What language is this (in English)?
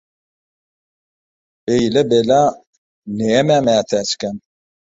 Turkmen